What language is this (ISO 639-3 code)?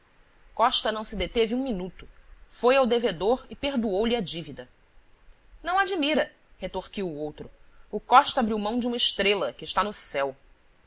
por